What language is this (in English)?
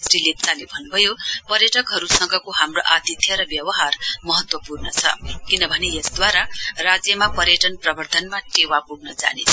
Nepali